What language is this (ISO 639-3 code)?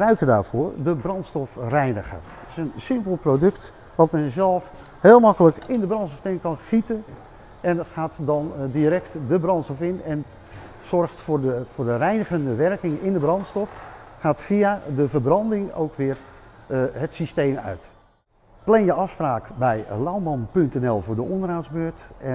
nld